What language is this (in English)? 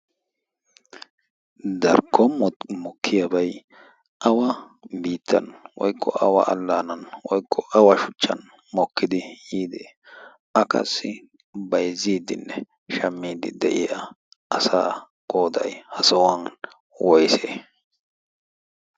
Wolaytta